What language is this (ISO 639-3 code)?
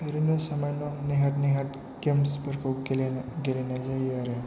brx